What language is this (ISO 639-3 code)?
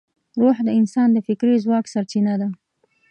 pus